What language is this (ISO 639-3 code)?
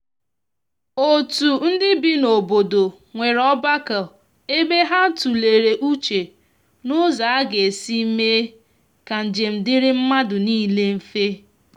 ibo